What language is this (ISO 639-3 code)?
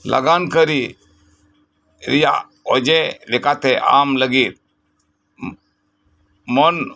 sat